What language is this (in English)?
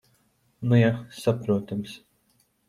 Latvian